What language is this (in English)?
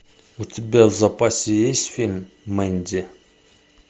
Russian